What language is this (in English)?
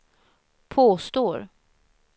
Swedish